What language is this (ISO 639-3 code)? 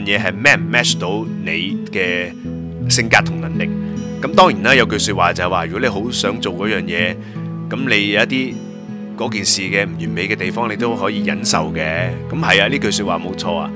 zho